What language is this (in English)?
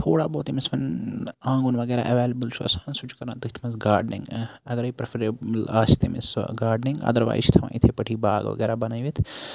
Kashmiri